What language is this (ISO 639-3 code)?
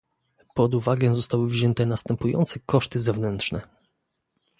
pol